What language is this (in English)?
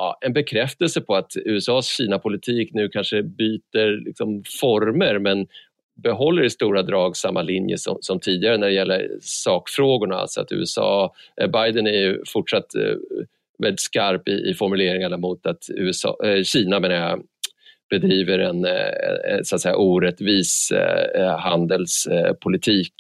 Swedish